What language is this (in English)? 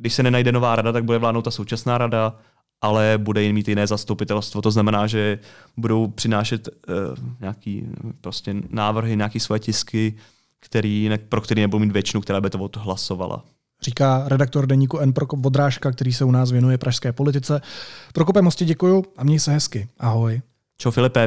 Czech